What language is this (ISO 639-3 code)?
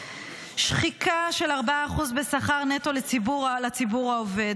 heb